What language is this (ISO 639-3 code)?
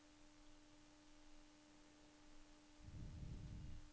nor